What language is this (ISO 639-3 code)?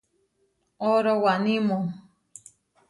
var